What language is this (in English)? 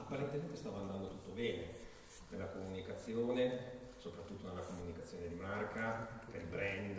Italian